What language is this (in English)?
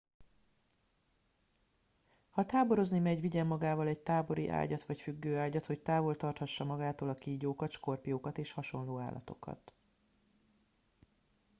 Hungarian